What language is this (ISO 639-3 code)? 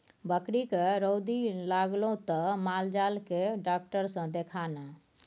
mai